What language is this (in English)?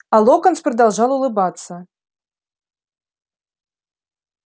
Russian